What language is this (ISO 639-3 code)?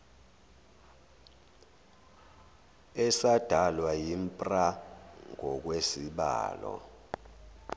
zul